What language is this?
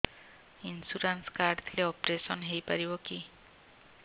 Odia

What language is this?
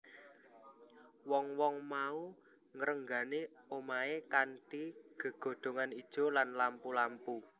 Javanese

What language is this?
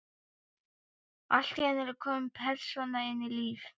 Icelandic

